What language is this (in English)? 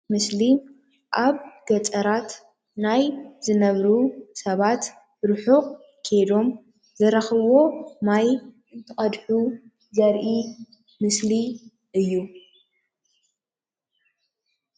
Tigrinya